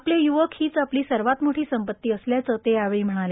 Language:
Marathi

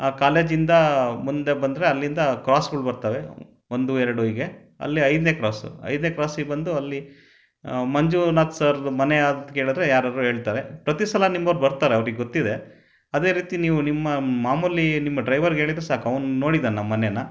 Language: Kannada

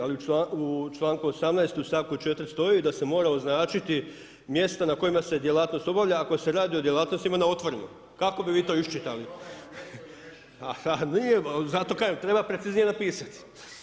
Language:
Croatian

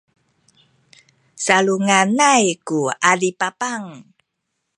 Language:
Sakizaya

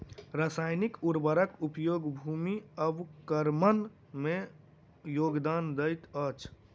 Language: Maithili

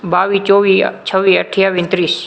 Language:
Gujarati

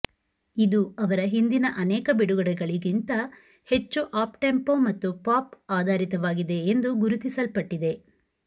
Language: Kannada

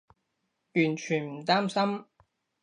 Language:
Cantonese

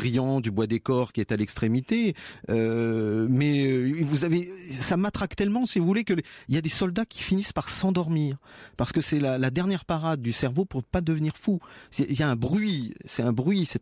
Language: French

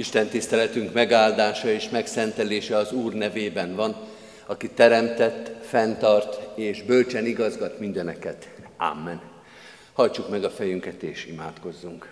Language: Hungarian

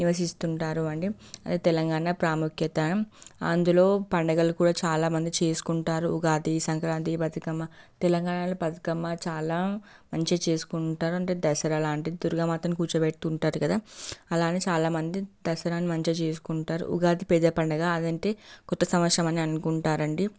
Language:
Telugu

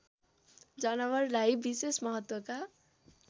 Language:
Nepali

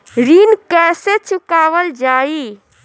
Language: Bhojpuri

